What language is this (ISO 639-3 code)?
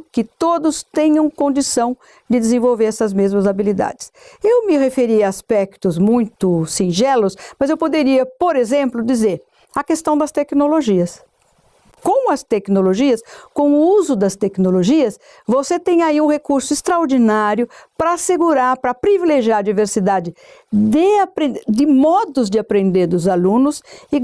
por